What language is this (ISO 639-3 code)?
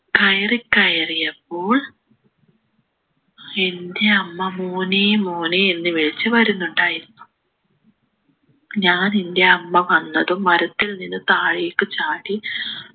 mal